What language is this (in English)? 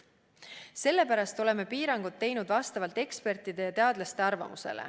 Estonian